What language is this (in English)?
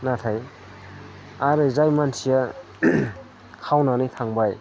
Bodo